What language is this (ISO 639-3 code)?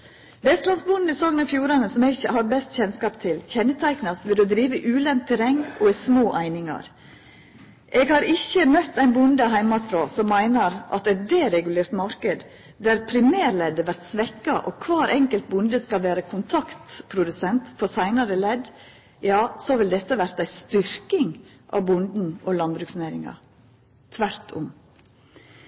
nno